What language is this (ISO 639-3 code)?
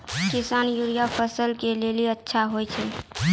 mai